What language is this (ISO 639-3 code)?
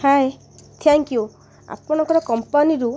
ori